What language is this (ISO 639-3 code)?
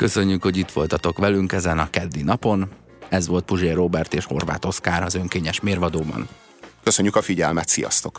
hun